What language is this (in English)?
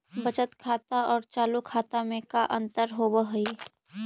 Magahi